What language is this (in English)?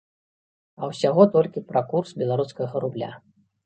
Belarusian